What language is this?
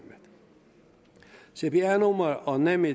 Danish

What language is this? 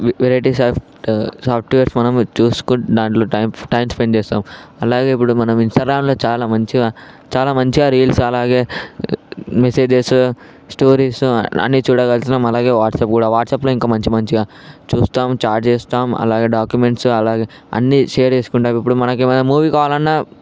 Telugu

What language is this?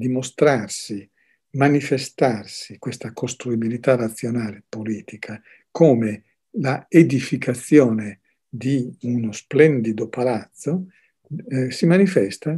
Italian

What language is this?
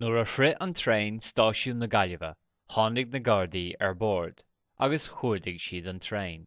Irish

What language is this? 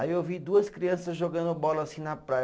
Portuguese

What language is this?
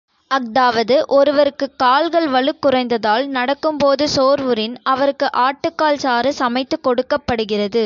Tamil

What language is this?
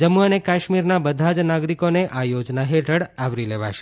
Gujarati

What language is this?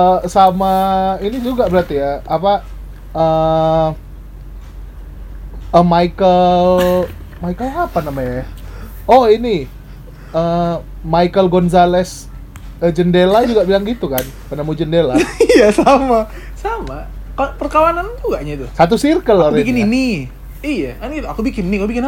Indonesian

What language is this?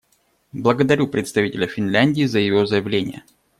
Russian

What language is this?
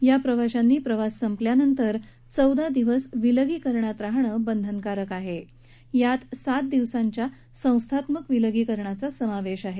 Marathi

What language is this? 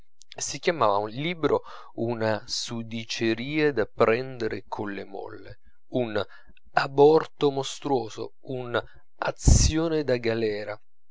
Italian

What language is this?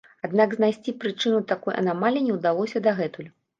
Belarusian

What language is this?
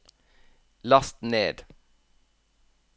Norwegian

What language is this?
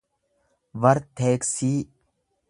Oromo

